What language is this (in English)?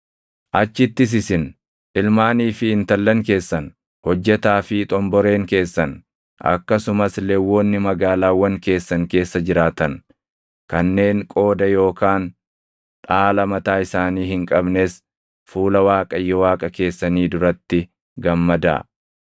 Oromo